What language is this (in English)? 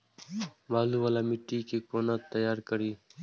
Maithili